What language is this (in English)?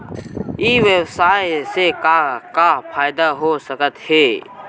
Chhattisgarhi